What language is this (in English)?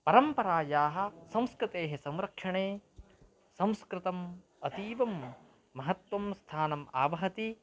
Sanskrit